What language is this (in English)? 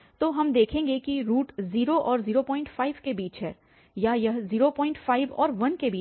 Hindi